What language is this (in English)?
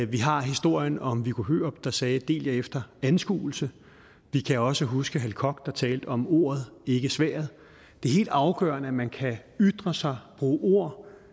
Danish